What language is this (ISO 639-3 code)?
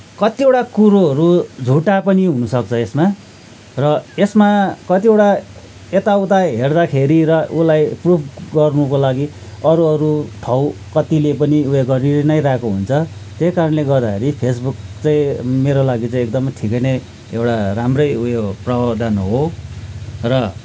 nep